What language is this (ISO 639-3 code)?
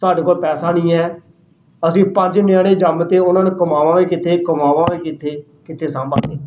pan